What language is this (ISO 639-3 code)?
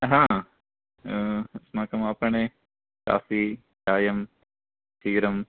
san